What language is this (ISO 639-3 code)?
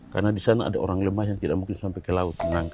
ind